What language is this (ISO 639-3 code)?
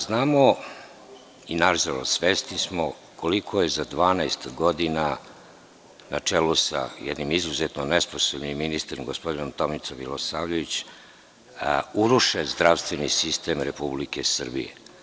srp